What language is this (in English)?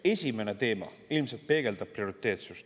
Estonian